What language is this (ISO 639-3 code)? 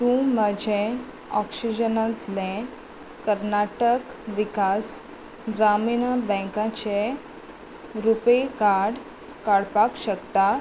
kok